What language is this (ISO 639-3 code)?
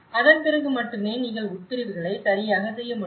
tam